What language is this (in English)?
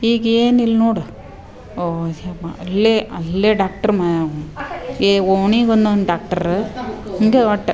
Kannada